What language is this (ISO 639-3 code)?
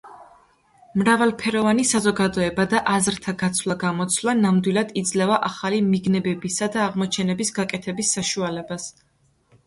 kat